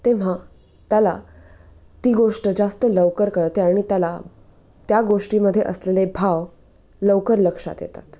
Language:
Marathi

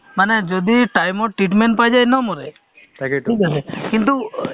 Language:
Assamese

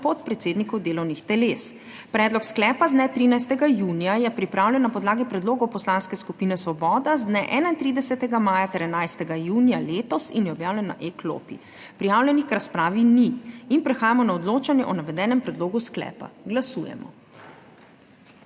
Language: Slovenian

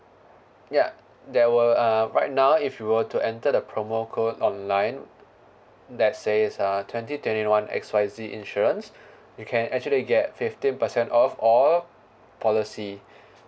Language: English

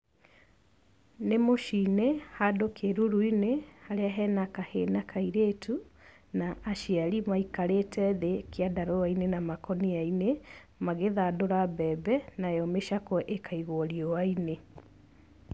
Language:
Kikuyu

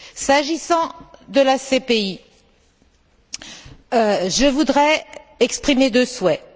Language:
French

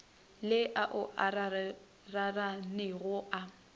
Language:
Northern Sotho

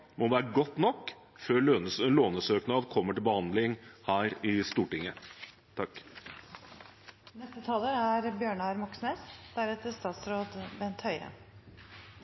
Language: Norwegian Bokmål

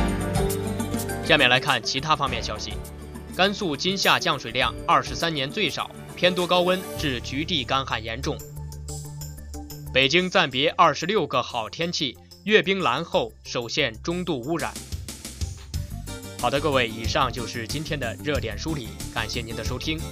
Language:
Chinese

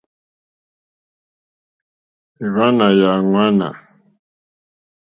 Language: Mokpwe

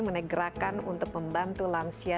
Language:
Indonesian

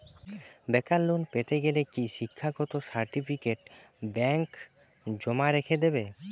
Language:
Bangla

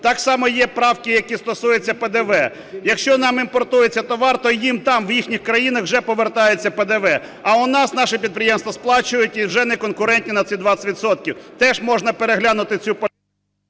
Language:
Ukrainian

